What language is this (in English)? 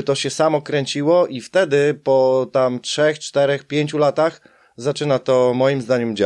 Polish